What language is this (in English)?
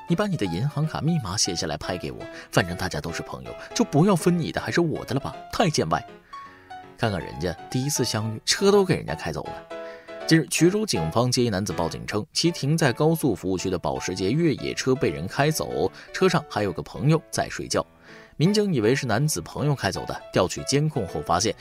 Chinese